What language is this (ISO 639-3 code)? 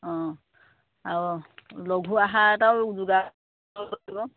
asm